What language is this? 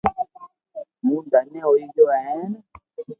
Loarki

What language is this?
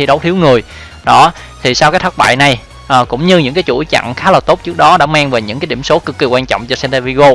Vietnamese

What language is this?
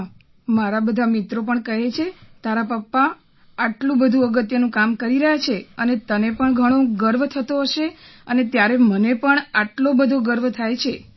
Gujarati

